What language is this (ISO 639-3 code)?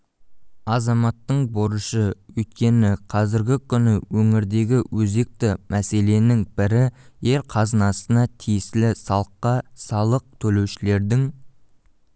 kaz